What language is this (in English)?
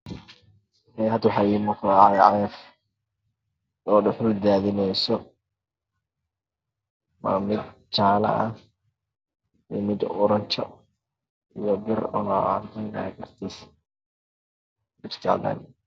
Somali